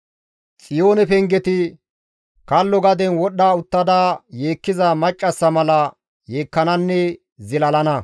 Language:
Gamo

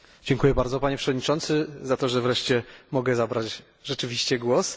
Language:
Polish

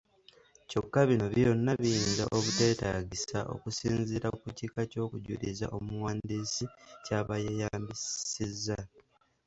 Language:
Ganda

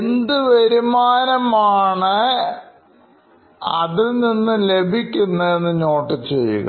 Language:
Malayalam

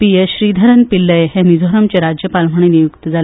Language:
Konkani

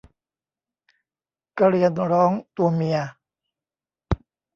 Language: Thai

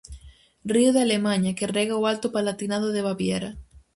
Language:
Galician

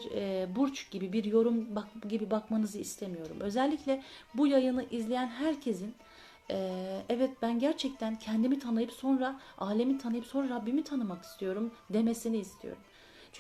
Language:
Turkish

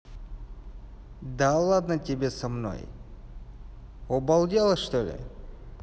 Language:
Russian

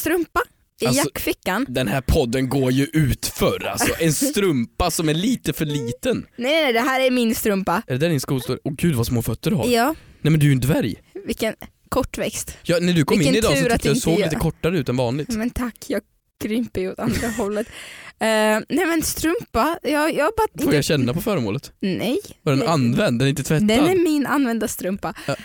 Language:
Swedish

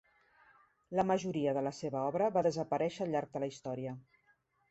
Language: Catalan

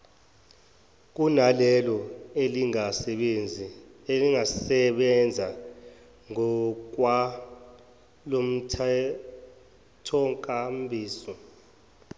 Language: Zulu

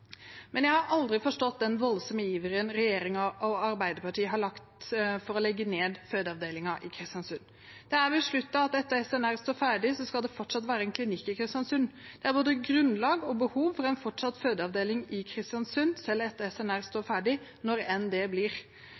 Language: Norwegian Bokmål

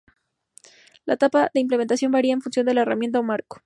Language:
Spanish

